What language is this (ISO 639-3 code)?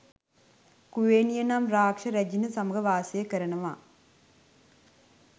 sin